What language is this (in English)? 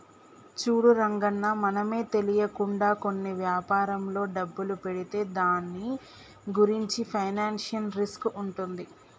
Telugu